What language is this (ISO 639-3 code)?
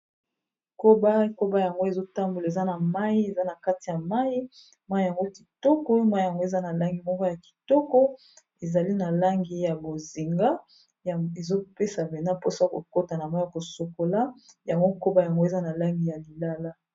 lin